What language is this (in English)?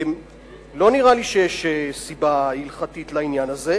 Hebrew